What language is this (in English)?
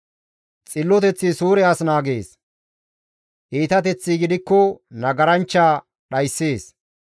Gamo